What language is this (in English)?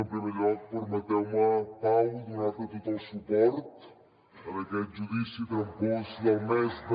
Catalan